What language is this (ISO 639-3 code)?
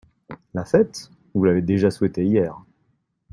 fra